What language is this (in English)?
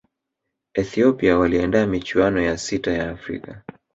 Swahili